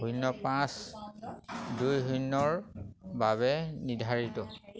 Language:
Assamese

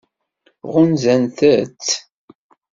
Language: Kabyle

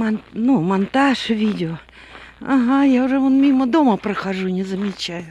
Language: Russian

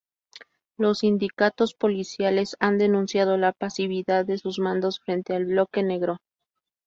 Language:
Spanish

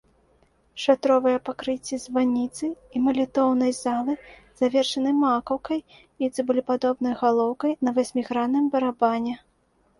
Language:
Belarusian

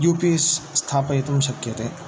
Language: Sanskrit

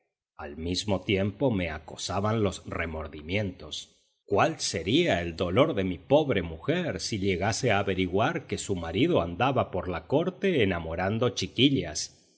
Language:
Spanish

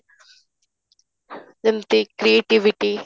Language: Odia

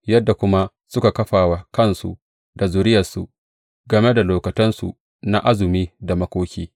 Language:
Hausa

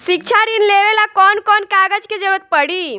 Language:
Bhojpuri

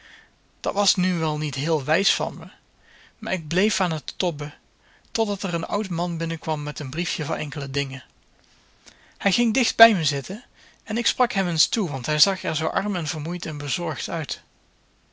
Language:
Dutch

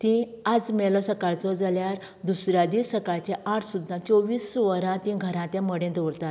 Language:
Konkani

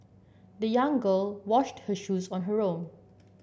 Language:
English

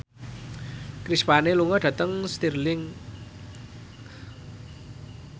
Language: Javanese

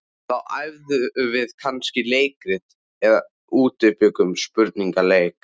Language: Icelandic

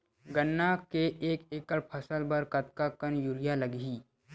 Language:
Chhattisgarhi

